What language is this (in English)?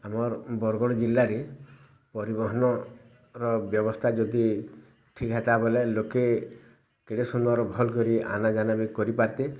Odia